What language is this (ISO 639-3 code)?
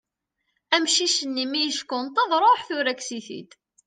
kab